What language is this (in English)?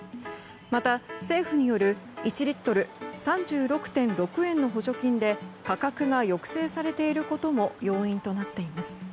Japanese